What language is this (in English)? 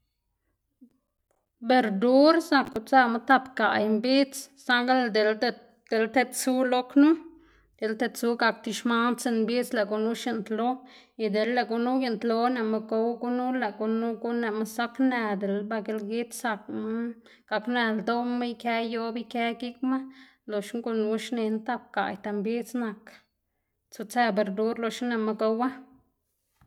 Xanaguía Zapotec